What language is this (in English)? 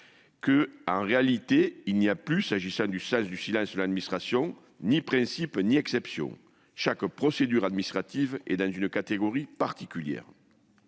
French